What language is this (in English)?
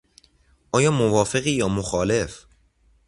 Persian